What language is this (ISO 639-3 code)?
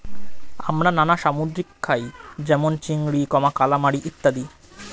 ben